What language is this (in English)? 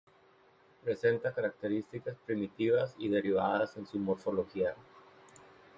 Spanish